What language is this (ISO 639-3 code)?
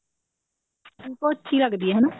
pan